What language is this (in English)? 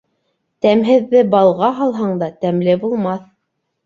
Bashkir